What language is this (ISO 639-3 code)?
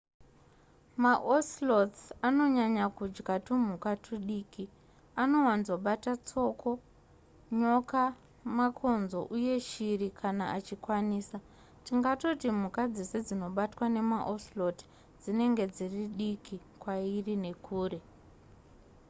sna